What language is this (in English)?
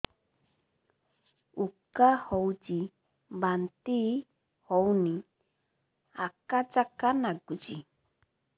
Odia